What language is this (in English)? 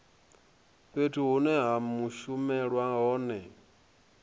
Venda